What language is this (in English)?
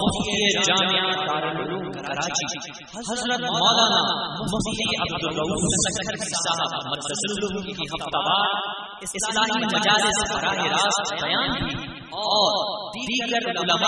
Urdu